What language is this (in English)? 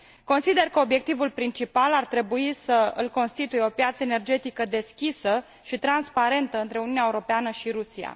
Romanian